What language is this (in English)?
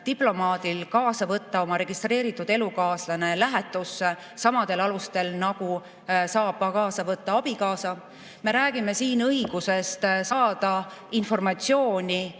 Estonian